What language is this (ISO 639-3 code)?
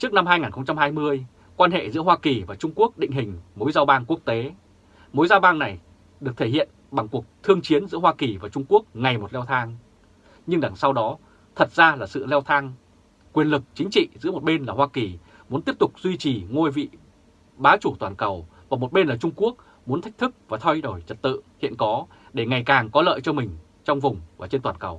vie